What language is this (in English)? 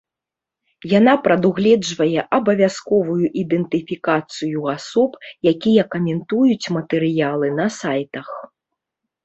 Belarusian